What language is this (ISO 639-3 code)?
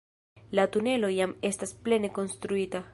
epo